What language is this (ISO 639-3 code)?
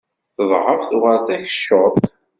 kab